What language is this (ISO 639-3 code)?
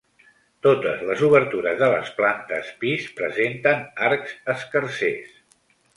cat